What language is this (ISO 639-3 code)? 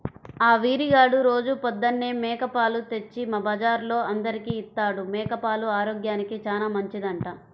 tel